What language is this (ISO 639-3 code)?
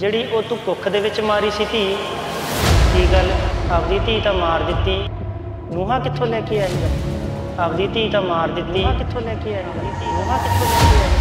pan